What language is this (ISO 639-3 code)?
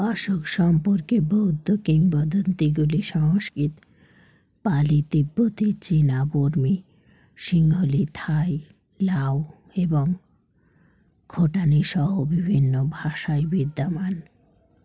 ben